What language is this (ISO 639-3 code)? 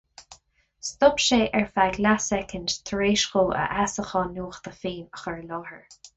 gle